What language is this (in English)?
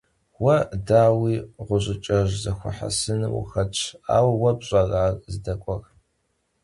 Kabardian